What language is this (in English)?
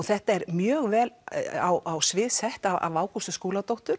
Icelandic